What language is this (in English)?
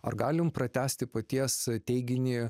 Lithuanian